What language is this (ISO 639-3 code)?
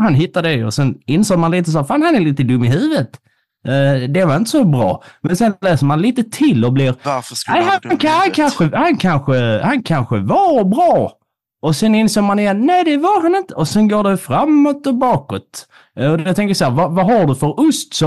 swe